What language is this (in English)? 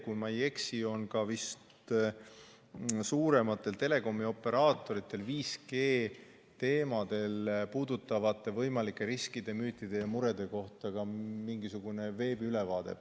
Estonian